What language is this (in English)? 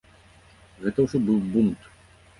Belarusian